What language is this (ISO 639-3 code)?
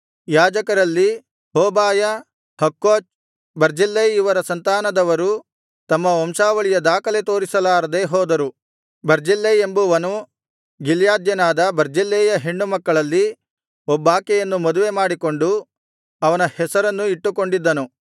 kan